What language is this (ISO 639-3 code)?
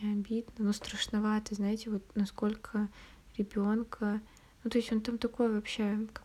rus